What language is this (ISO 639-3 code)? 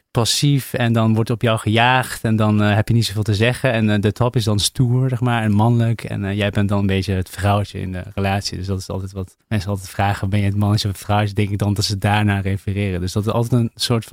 nld